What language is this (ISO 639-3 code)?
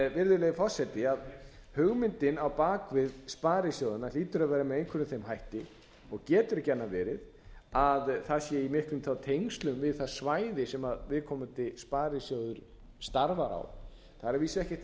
isl